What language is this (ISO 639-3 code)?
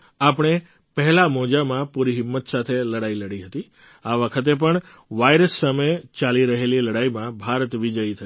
guj